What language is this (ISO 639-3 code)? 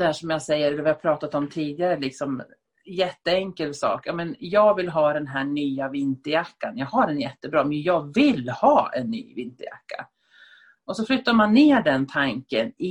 swe